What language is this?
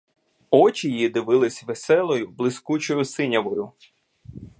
Ukrainian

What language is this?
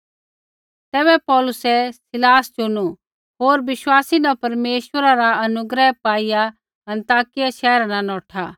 Kullu Pahari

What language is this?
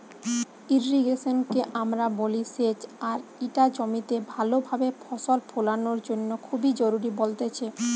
Bangla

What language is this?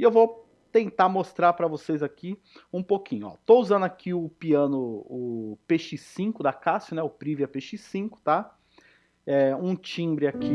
Portuguese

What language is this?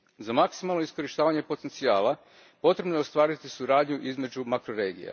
Croatian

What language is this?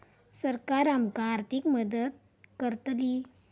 Marathi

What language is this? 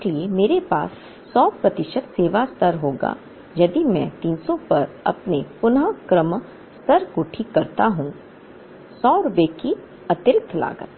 Hindi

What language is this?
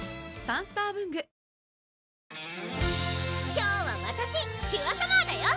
Japanese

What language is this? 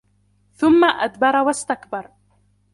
Arabic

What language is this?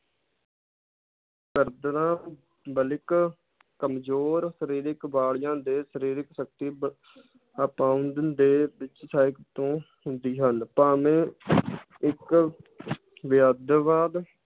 Punjabi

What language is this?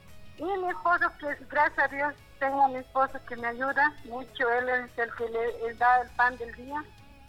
Spanish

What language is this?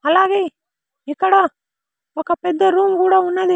Telugu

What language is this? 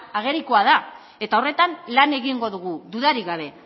Basque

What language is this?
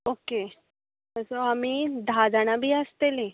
Konkani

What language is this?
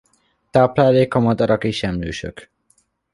Hungarian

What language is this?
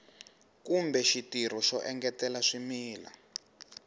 Tsonga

